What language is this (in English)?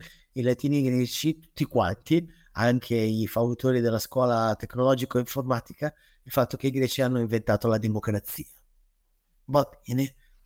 Italian